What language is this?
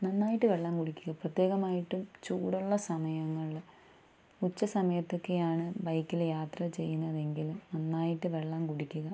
Malayalam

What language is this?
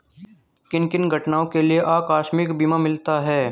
Hindi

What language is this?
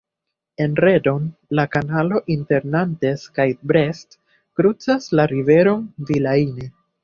Esperanto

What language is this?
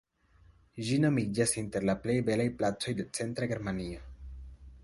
Esperanto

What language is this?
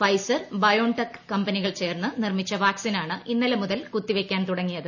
Malayalam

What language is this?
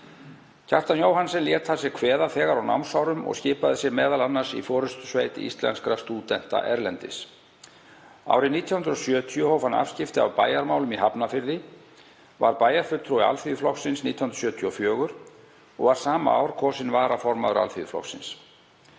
Icelandic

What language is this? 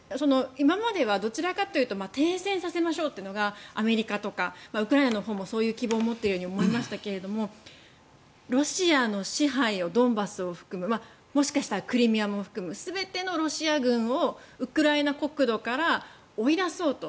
Japanese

